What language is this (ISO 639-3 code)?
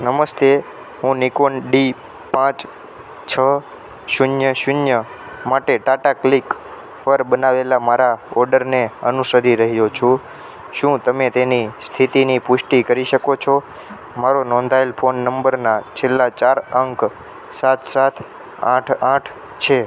guj